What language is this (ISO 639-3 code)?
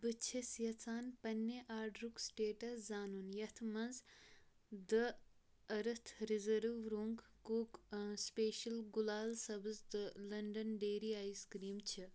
kas